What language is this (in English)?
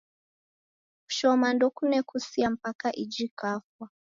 Taita